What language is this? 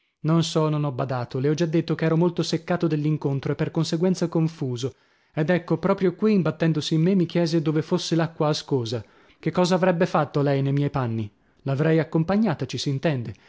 Italian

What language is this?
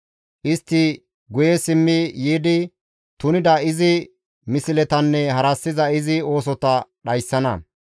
Gamo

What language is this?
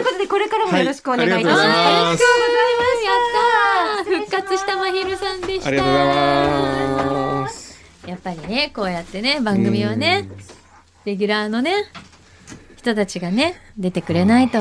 Japanese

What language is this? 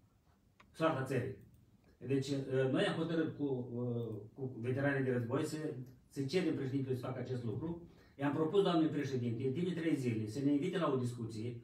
Romanian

